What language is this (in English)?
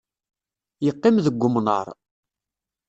Kabyle